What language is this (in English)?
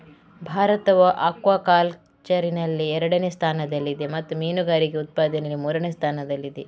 Kannada